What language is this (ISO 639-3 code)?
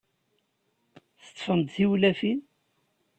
kab